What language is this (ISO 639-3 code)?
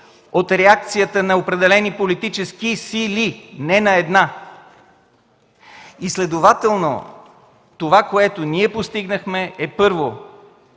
bul